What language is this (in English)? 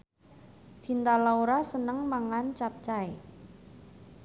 Javanese